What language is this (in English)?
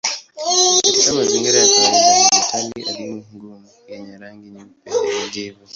Swahili